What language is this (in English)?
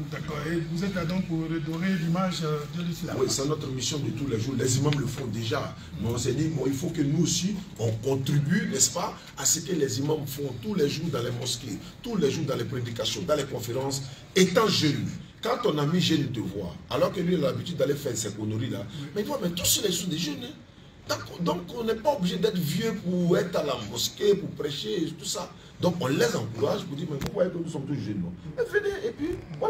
French